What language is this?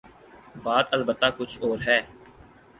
Urdu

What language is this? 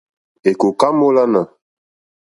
Mokpwe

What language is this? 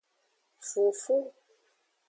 Aja (Benin)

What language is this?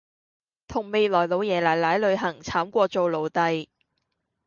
Cantonese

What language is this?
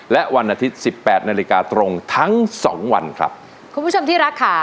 Thai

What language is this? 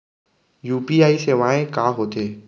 Chhattisgarhi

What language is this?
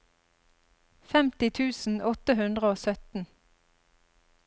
Norwegian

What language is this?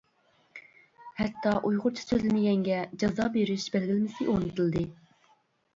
Uyghur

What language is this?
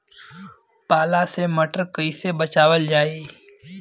Bhojpuri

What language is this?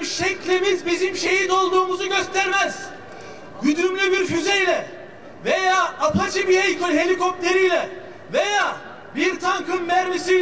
Turkish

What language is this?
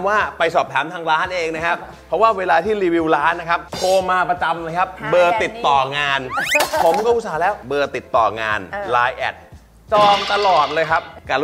Thai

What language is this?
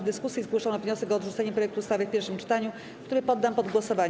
Polish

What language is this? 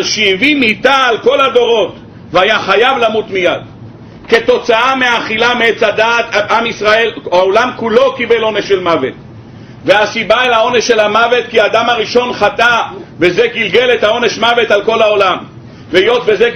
Hebrew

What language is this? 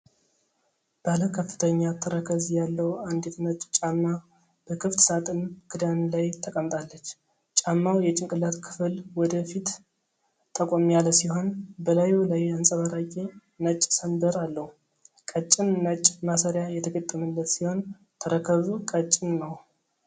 Amharic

